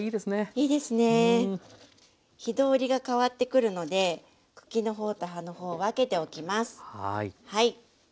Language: Japanese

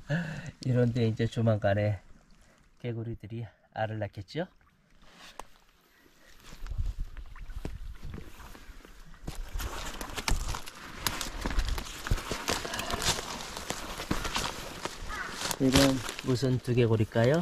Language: Korean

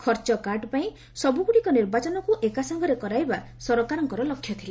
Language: Odia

